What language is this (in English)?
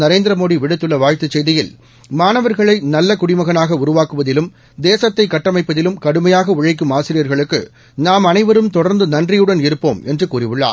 Tamil